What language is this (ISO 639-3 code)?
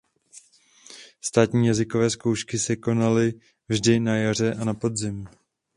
ces